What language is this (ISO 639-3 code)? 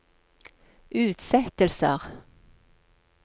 nor